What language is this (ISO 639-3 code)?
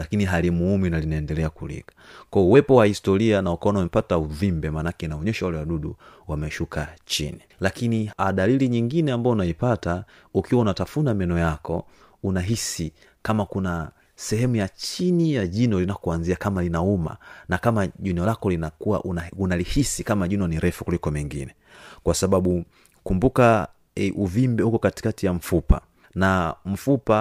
swa